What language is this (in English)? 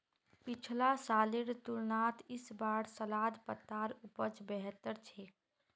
Magahi